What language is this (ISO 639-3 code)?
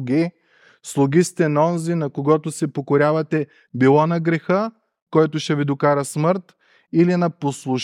bul